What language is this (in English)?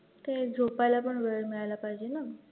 Marathi